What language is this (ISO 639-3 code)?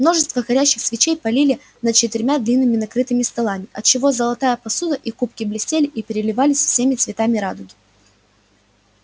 rus